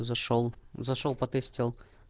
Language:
Russian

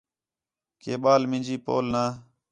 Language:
Khetrani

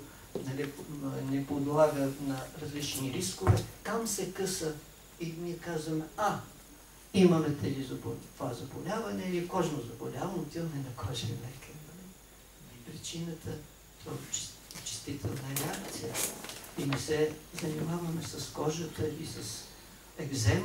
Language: Bulgarian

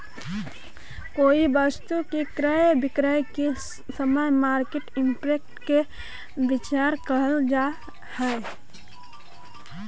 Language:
Magahi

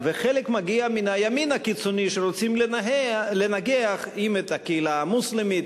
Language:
Hebrew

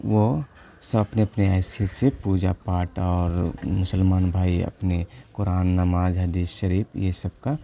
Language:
Urdu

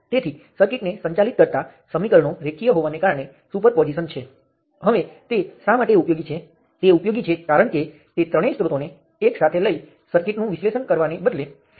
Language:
Gujarati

